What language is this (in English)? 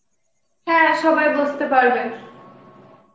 Bangla